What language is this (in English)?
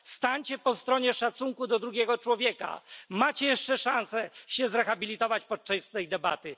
Polish